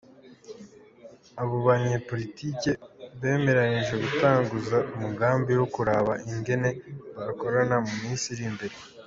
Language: Kinyarwanda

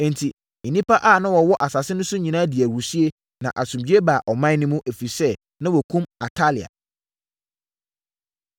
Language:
Akan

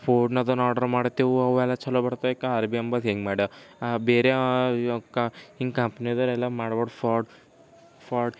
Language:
Kannada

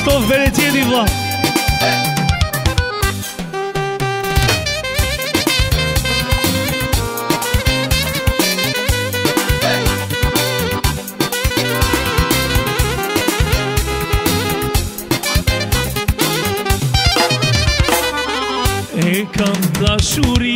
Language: Romanian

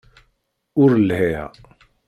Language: Kabyle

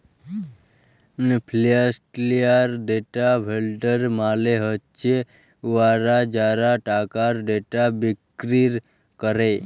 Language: Bangla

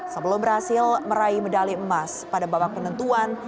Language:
Indonesian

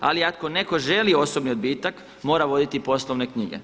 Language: Croatian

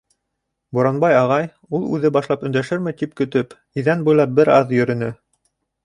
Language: Bashkir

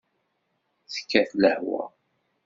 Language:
Kabyle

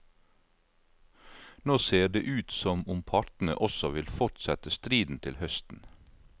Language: Norwegian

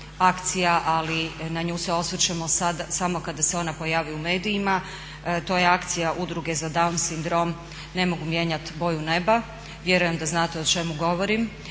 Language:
Croatian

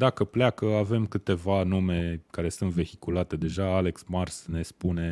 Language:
Romanian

